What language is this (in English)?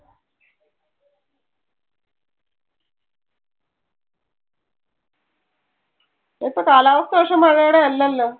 Malayalam